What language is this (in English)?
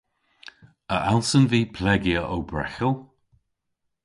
Cornish